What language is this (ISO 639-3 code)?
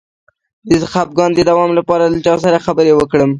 pus